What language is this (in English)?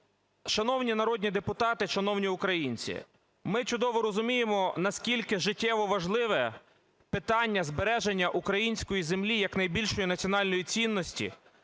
Ukrainian